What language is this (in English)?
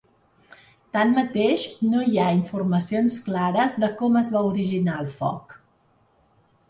Catalan